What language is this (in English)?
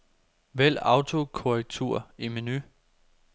Danish